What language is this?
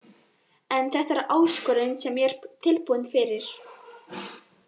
Icelandic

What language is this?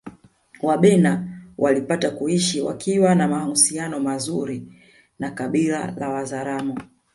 Swahili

